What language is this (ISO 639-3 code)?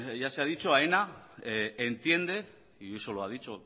spa